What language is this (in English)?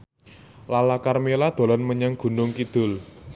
Javanese